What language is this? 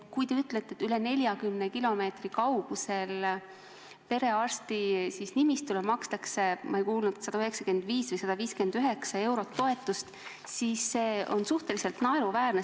Estonian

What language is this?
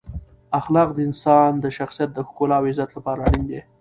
Pashto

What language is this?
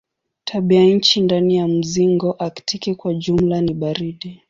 Swahili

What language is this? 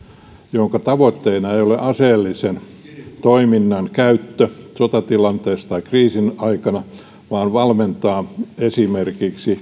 Finnish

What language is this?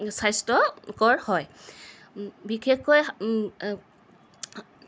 Assamese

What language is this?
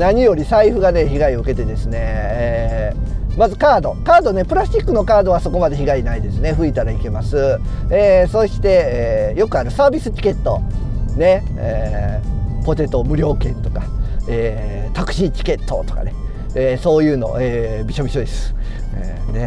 Japanese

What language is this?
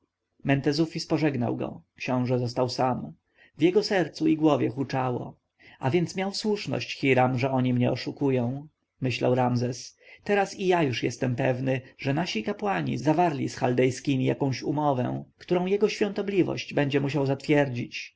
Polish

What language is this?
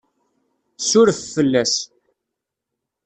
Kabyle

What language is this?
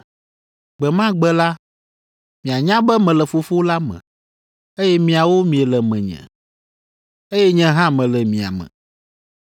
Ewe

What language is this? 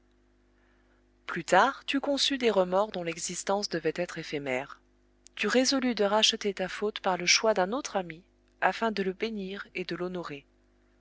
French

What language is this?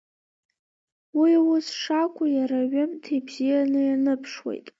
Abkhazian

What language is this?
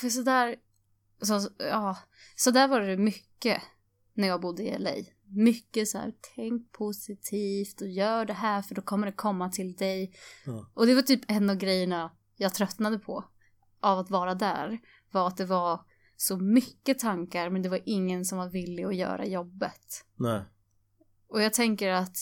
Swedish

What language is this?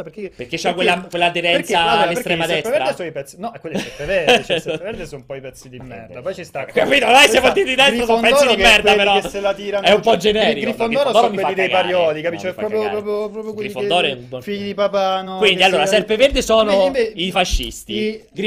Italian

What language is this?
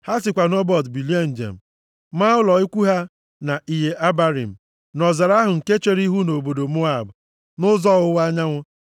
Igbo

